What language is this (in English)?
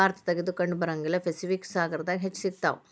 Kannada